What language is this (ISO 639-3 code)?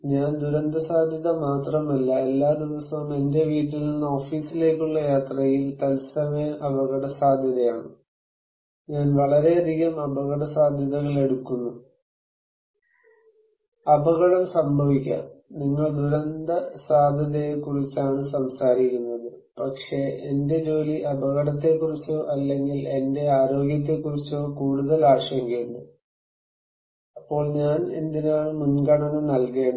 mal